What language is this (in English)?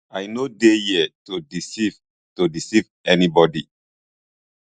Nigerian Pidgin